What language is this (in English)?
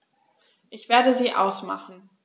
German